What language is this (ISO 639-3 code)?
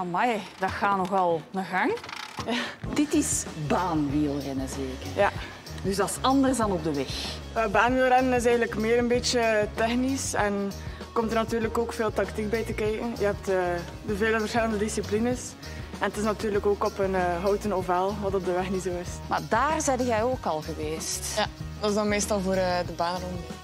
nld